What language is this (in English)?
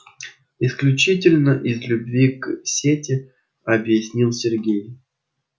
Russian